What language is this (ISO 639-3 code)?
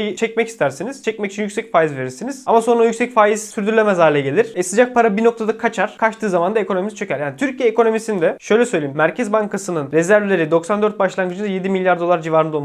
tur